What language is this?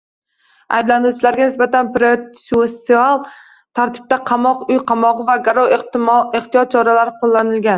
Uzbek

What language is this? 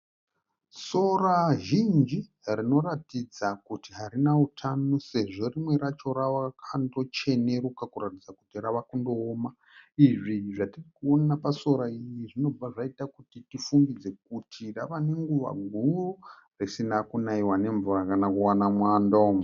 Shona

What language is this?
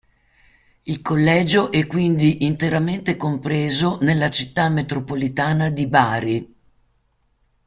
Italian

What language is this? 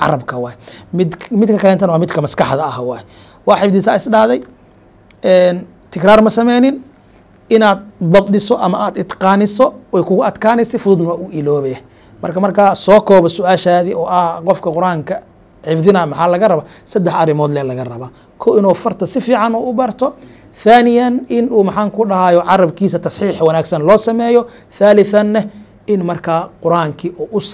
Arabic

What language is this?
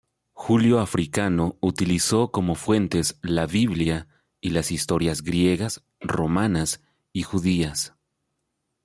Spanish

